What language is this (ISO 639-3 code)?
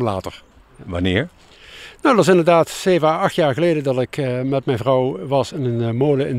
nld